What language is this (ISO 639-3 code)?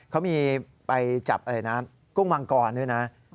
tha